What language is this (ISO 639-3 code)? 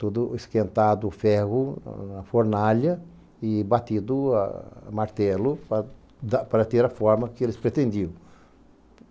por